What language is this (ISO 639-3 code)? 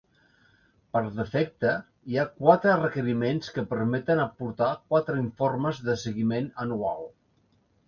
cat